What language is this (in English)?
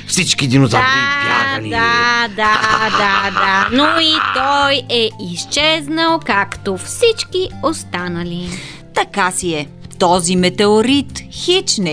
Bulgarian